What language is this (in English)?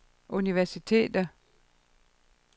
Danish